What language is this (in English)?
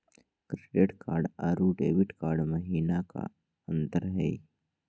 Magahi